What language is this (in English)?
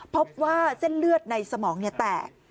Thai